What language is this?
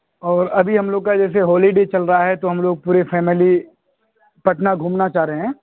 Urdu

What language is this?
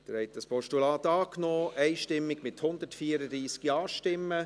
Swiss German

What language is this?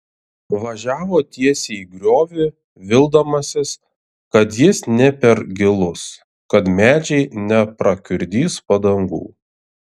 Lithuanian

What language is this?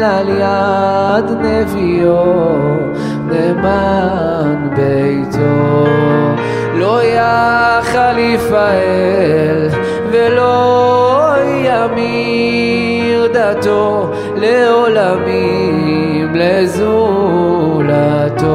Hebrew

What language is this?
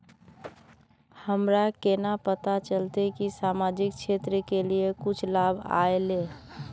Magahi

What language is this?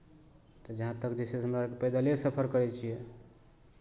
Maithili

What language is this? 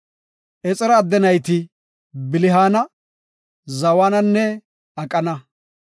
Gofa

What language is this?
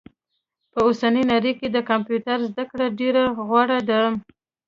Pashto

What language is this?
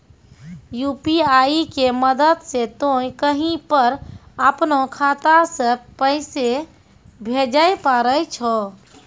Maithili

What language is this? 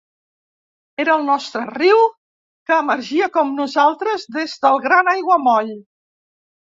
Catalan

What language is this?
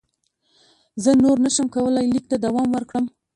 Pashto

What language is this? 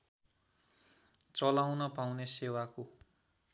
Nepali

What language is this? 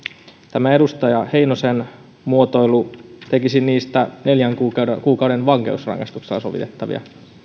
Finnish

